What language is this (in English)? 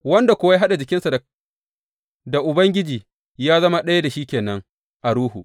Hausa